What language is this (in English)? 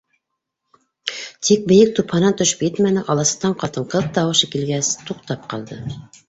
Bashkir